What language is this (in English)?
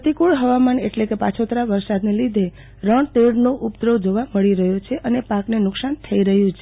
Gujarati